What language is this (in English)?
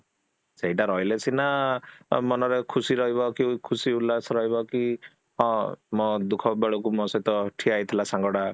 Odia